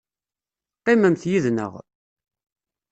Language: Kabyle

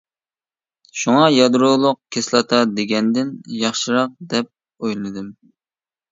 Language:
Uyghur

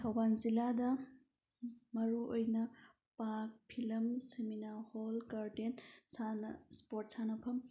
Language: Manipuri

